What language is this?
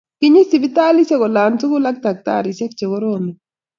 Kalenjin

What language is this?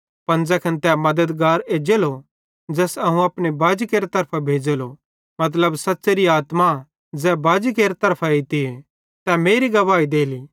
Bhadrawahi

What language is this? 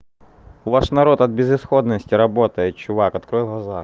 Russian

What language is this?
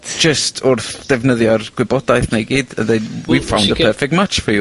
Welsh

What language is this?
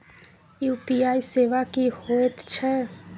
Maithili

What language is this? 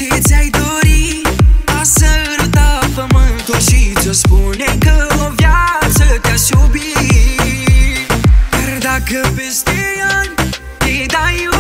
Romanian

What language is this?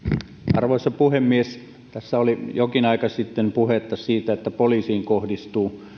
Finnish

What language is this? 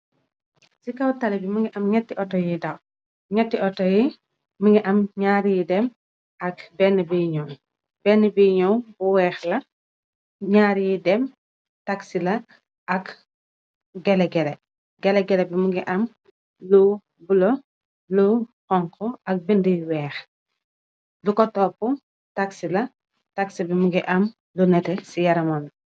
Wolof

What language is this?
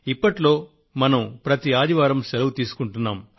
Telugu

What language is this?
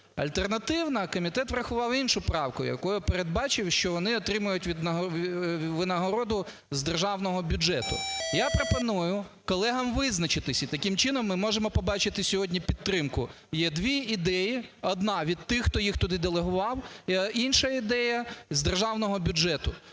Ukrainian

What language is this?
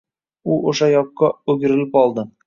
Uzbek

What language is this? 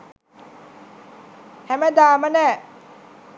Sinhala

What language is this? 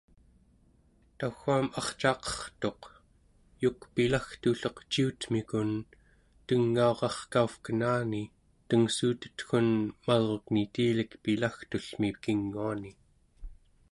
Central Yupik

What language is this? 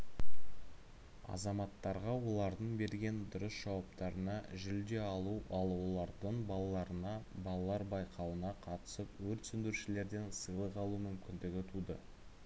Kazakh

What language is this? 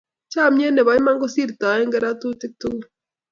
Kalenjin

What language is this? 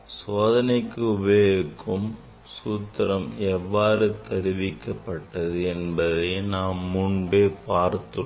Tamil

